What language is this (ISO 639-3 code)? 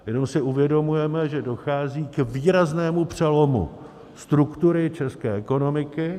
ces